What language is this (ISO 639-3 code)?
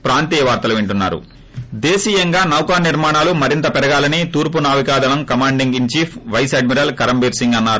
tel